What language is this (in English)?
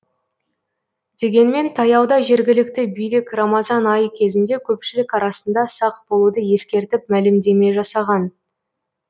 Kazakh